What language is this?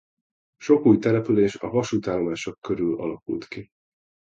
Hungarian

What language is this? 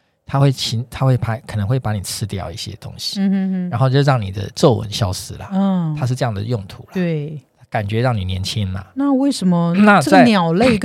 Chinese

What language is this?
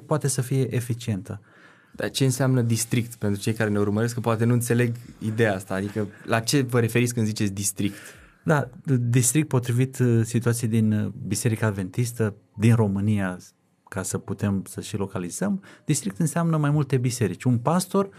Romanian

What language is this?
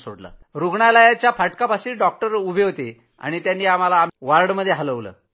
Marathi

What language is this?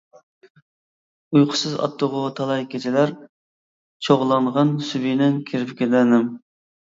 Uyghur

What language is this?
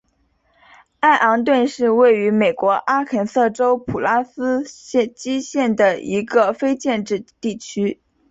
Chinese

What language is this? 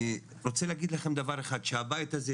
Hebrew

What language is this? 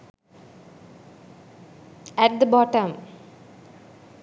Sinhala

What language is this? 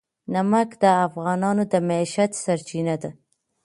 Pashto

